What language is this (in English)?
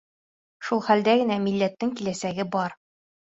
Bashkir